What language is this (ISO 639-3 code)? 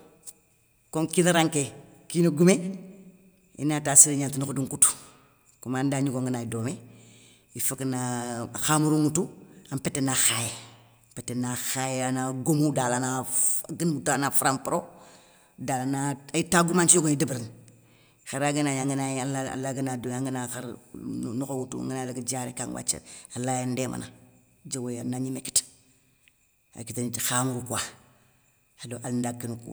snk